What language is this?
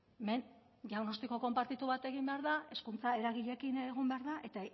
Basque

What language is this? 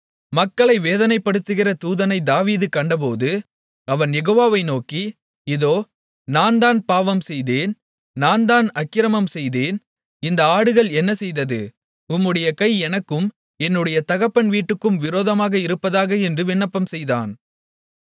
Tamil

